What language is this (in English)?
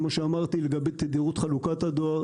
Hebrew